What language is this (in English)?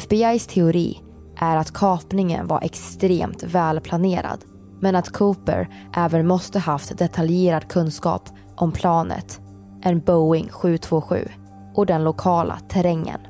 Swedish